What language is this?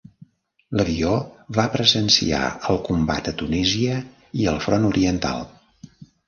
Catalan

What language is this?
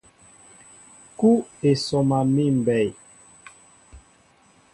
Mbo (Cameroon)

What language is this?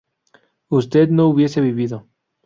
Spanish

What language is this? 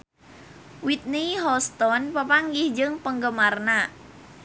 Sundanese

